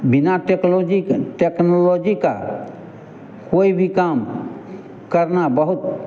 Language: Hindi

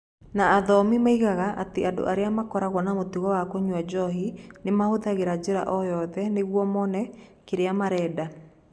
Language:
Kikuyu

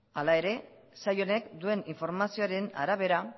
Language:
Basque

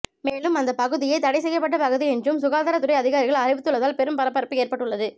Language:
Tamil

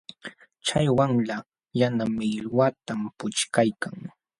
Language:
Jauja Wanca Quechua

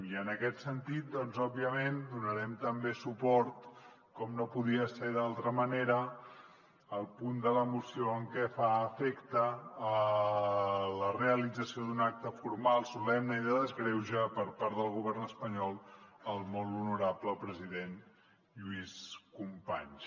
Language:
Catalan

